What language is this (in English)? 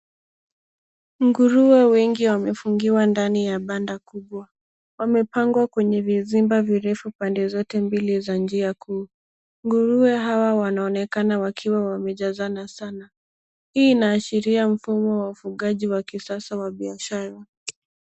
Swahili